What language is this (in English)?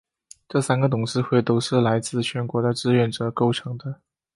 Chinese